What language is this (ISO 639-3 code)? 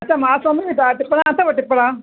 snd